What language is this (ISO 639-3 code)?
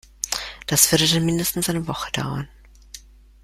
deu